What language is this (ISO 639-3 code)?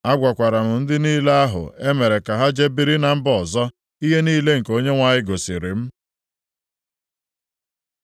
ibo